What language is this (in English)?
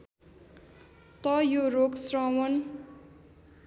Nepali